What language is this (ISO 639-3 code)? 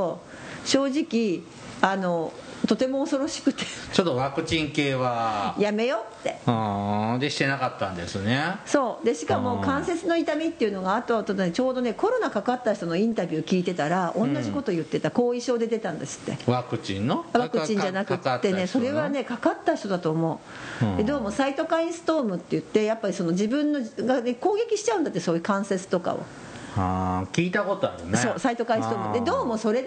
jpn